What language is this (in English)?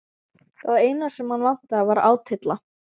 Icelandic